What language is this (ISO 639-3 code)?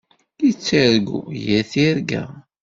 kab